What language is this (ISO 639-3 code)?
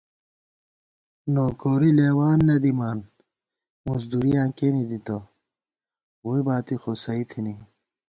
gwt